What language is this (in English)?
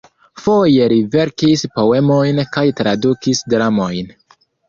Esperanto